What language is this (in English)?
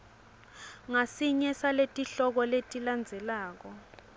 Swati